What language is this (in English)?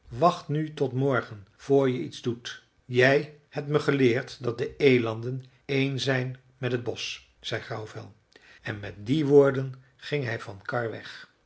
Dutch